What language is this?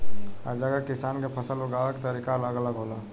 Bhojpuri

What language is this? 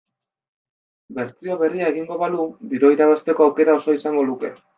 Basque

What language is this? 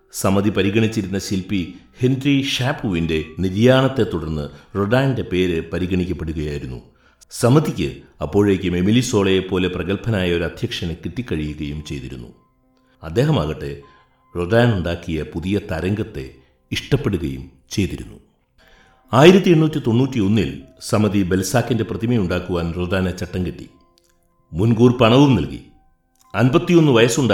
Malayalam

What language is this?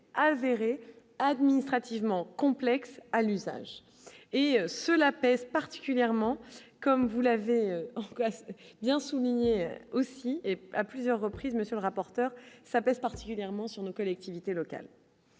French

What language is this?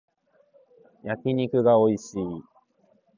Japanese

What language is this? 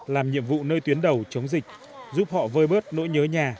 Vietnamese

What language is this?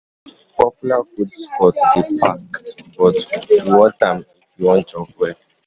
Nigerian Pidgin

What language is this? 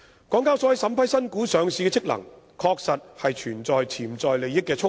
Cantonese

